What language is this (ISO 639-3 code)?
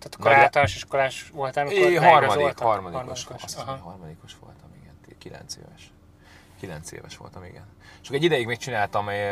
hun